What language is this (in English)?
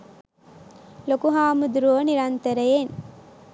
Sinhala